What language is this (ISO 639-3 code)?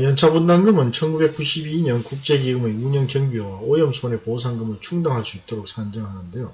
kor